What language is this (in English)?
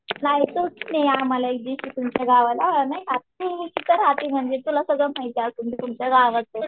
Marathi